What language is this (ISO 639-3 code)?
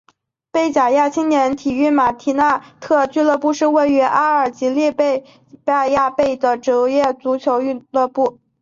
zho